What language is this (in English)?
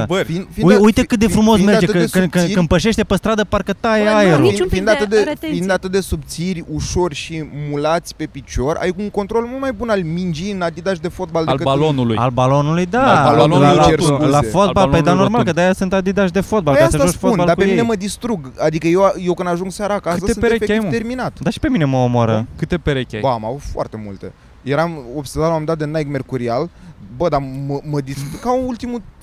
Romanian